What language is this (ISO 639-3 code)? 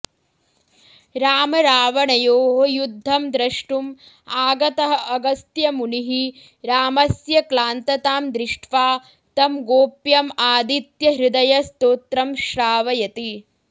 san